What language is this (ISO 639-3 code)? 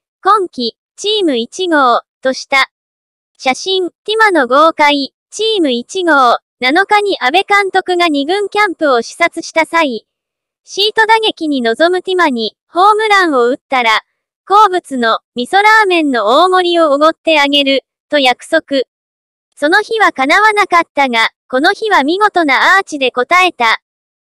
jpn